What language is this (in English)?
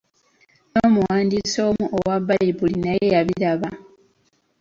Ganda